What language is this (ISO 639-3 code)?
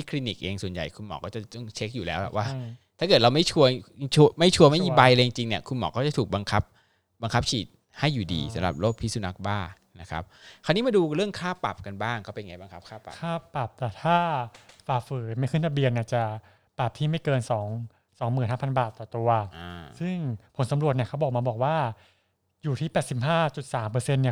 tha